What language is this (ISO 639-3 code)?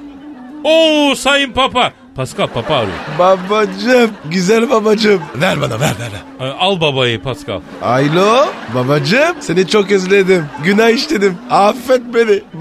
tur